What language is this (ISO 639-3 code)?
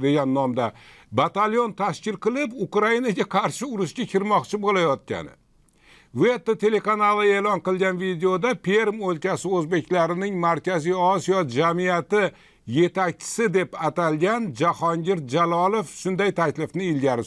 tur